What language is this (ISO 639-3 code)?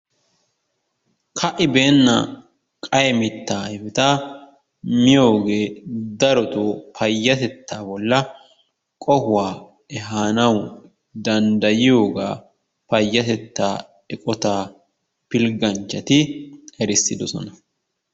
wal